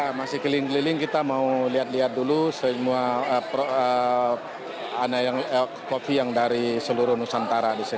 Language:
Indonesian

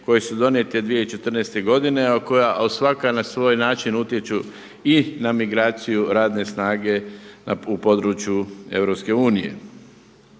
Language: Croatian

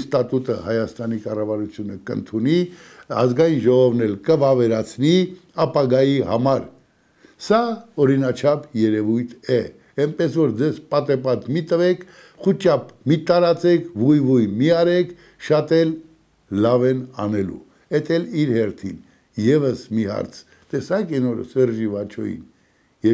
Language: Romanian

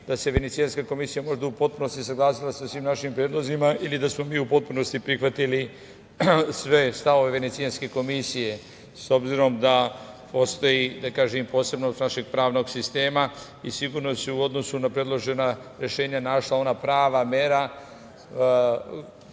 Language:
Serbian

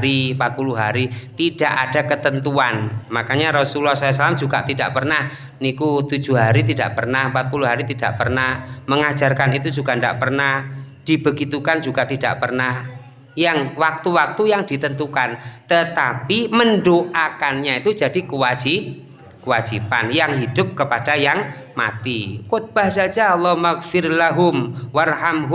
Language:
Indonesian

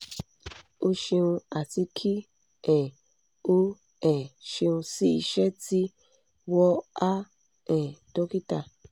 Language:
Yoruba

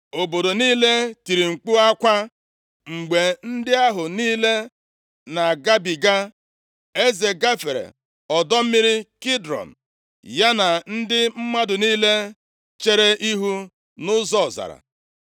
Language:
Igbo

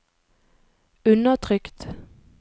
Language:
Norwegian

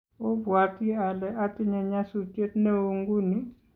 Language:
Kalenjin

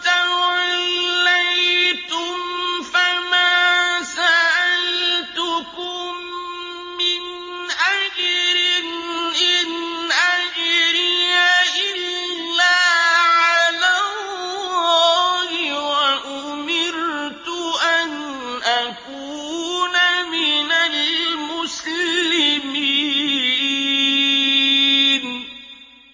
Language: Arabic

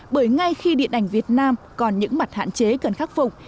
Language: Vietnamese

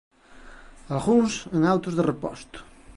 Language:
Galician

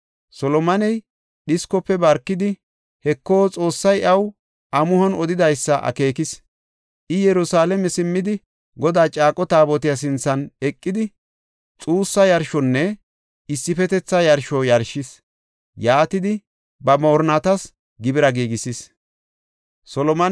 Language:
Gofa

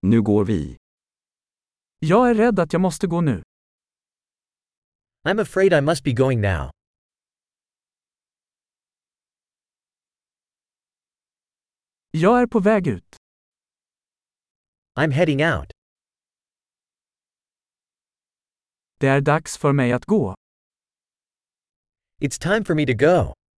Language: Swedish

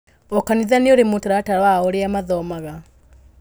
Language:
Kikuyu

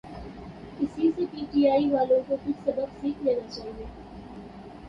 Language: Urdu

